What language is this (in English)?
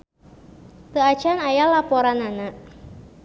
Sundanese